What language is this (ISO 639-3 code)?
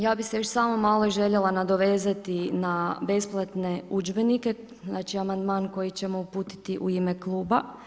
hrv